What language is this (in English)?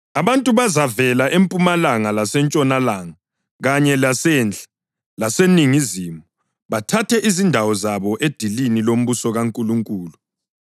North Ndebele